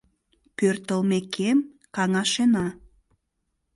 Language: Mari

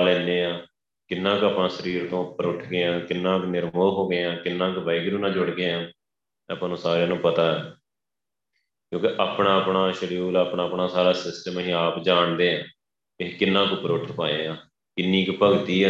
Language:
Punjabi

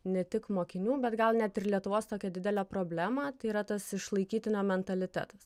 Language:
Lithuanian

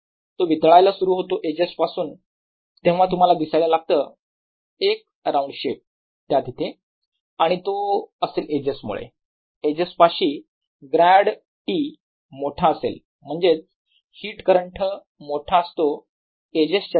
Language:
Marathi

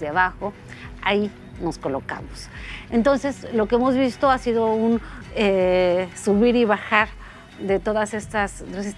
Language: Spanish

